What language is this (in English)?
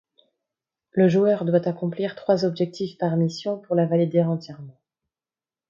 French